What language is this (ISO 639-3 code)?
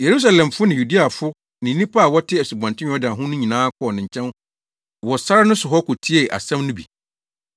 aka